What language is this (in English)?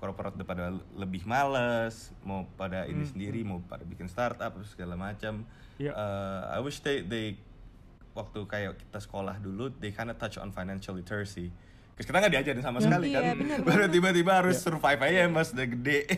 Indonesian